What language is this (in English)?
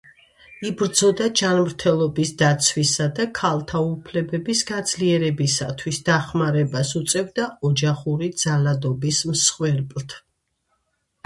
Georgian